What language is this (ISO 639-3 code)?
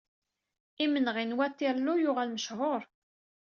kab